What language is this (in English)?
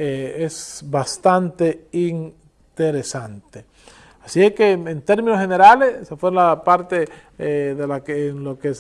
Spanish